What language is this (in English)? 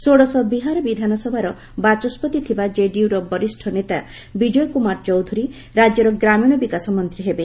Odia